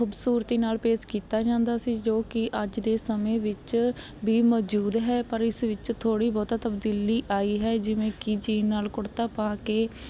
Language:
Punjabi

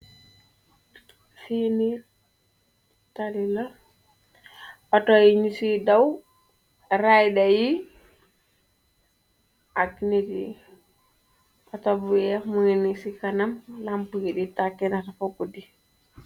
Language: Wolof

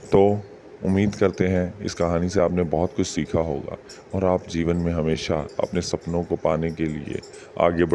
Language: Hindi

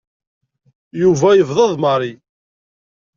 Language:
Kabyle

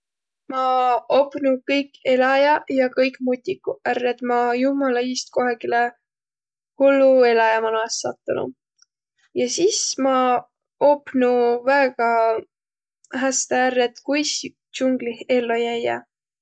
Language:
Võro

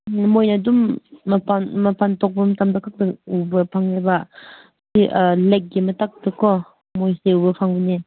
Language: Manipuri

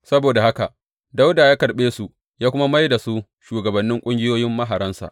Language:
Hausa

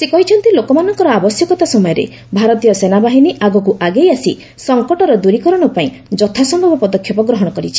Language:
Odia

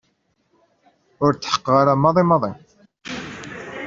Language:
Kabyle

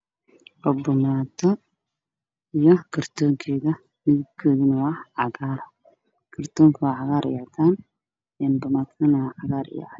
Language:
Somali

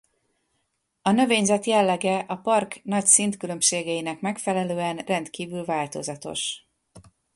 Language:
Hungarian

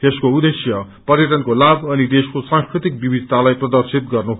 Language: Nepali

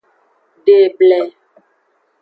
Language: Aja (Benin)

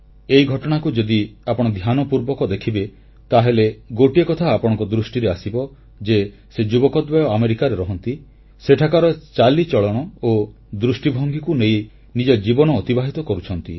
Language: Odia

